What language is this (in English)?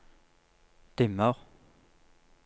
Norwegian